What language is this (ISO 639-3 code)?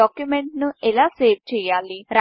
tel